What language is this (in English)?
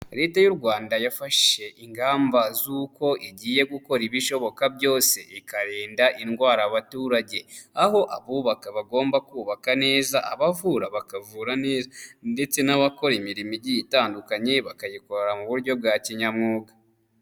Kinyarwanda